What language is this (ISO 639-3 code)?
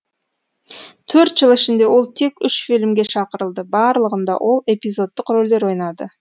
kaz